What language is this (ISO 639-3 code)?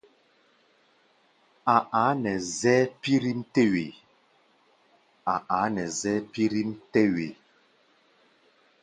gba